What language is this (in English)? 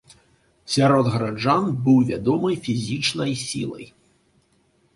Belarusian